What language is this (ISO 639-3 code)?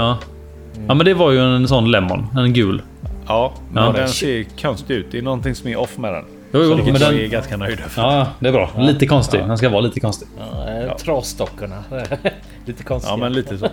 swe